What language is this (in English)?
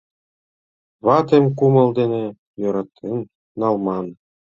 Mari